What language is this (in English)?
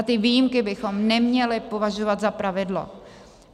Czech